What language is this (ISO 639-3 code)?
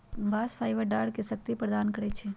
mag